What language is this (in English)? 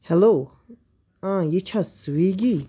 Kashmiri